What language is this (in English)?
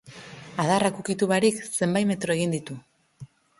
Basque